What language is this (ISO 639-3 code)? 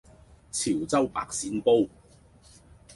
yue